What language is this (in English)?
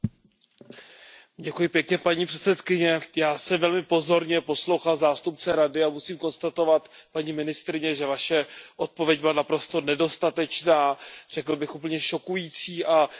Czech